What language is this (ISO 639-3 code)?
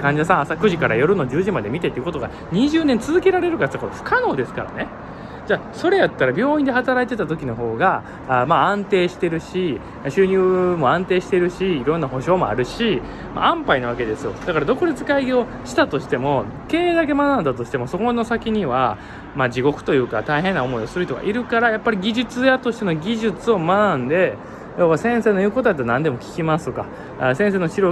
jpn